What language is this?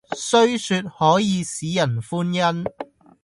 Cantonese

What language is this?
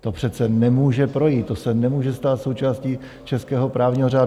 Czech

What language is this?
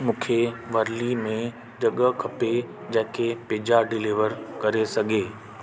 Sindhi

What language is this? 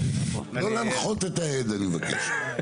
Hebrew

